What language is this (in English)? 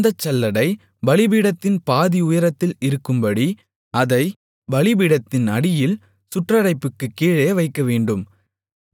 Tamil